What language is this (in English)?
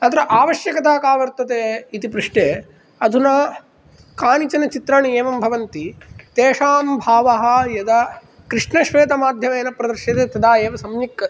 Sanskrit